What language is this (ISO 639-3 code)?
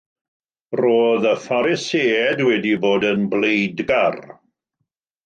cym